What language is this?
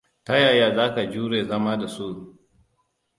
Hausa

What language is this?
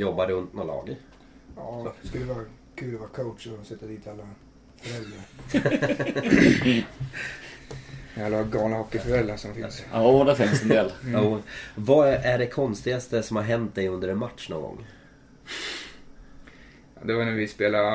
Swedish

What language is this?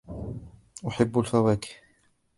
Arabic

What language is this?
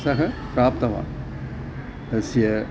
Sanskrit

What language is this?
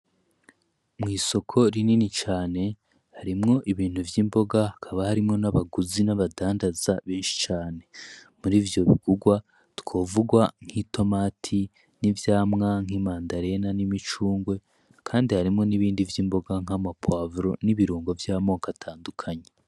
Rundi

